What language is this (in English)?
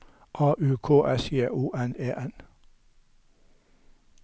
Norwegian